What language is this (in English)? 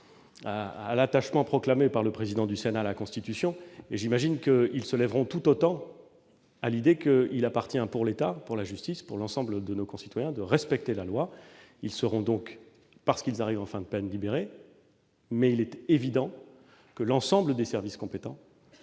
French